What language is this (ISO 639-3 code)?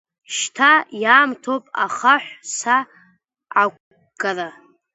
abk